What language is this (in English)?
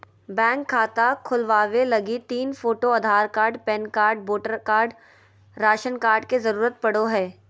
Magahi